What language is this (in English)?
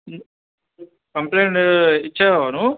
Telugu